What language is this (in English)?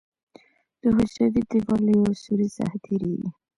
Pashto